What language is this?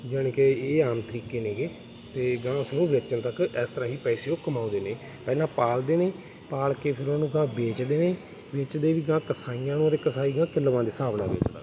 Punjabi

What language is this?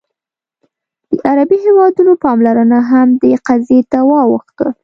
Pashto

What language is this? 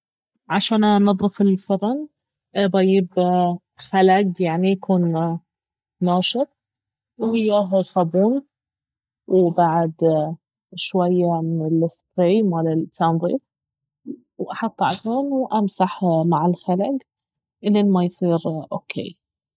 Baharna Arabic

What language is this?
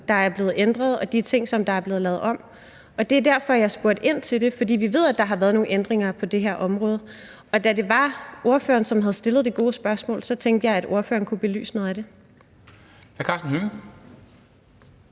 Danish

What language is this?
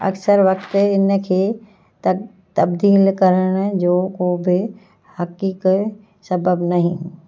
Sindhi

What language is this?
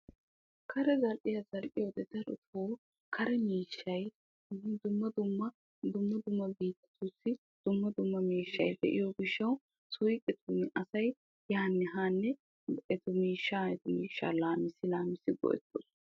Wolaytta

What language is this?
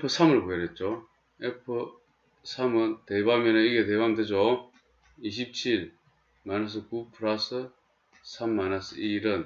Korean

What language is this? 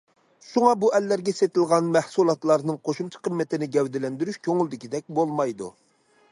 Uyghur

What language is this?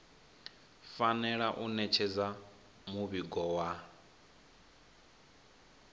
Venda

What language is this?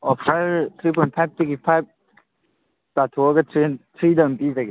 Manipuri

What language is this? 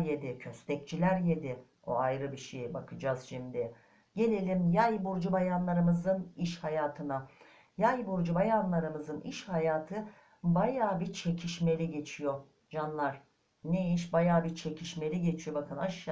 Turkish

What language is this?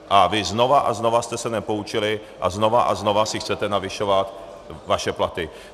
Czech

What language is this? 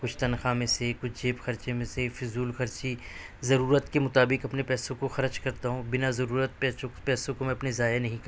Urdu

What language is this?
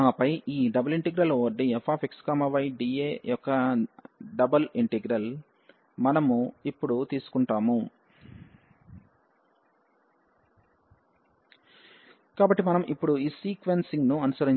Telugu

